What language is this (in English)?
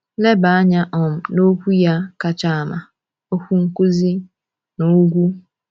Igbo